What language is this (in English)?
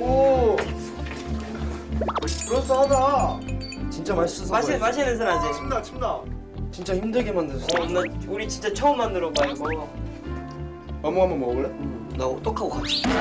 Korean